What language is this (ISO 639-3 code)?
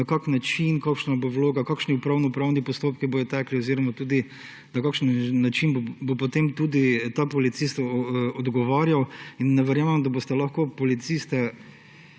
slv